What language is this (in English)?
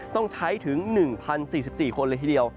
Thai